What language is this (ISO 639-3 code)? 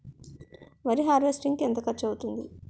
tel